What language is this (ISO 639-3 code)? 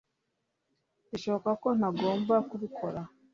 kin